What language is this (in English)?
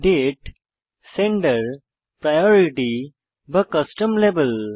Bangla